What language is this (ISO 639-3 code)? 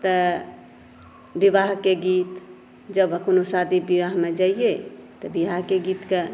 mai